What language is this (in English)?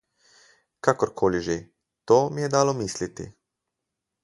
Slovenian